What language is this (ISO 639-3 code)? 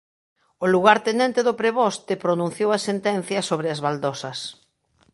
glg